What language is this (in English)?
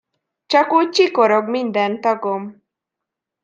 Hungarian